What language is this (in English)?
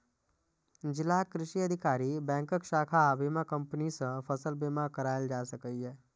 Maithili